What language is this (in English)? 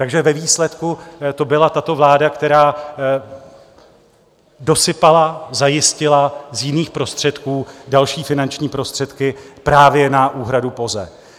Czech